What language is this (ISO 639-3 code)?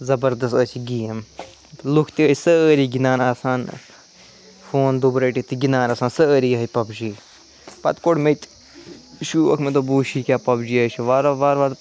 kas